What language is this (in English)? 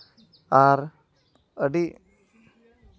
Santali